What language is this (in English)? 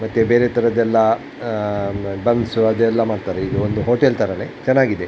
Kannada